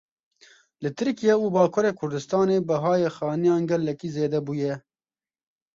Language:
Kurdish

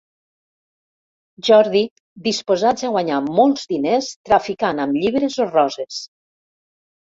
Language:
Catalan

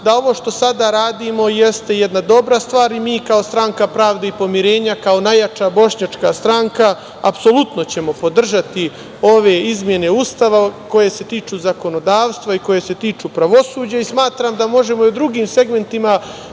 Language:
Serbian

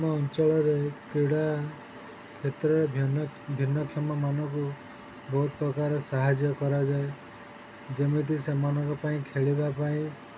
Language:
Odia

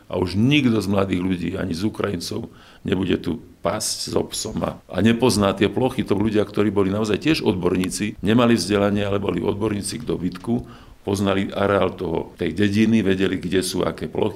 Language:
Slovak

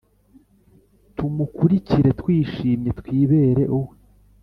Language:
Kinyarwanda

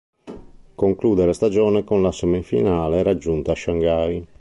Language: Italian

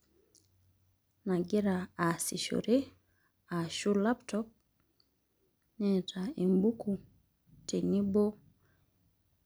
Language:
Masai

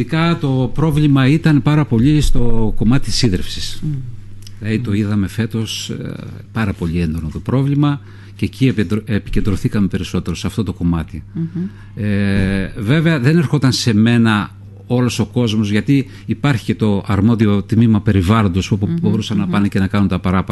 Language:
Greek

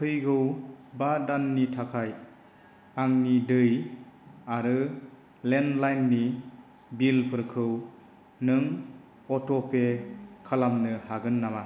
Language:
Bodo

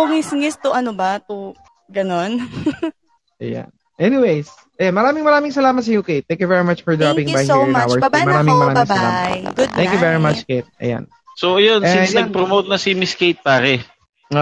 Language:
Filipino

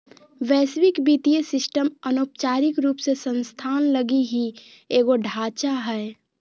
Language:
Magahi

